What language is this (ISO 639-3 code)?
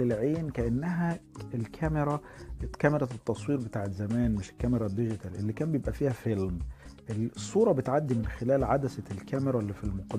ara